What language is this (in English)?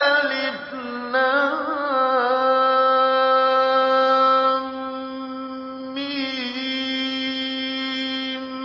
Arabic